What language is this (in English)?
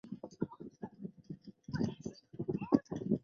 Chinese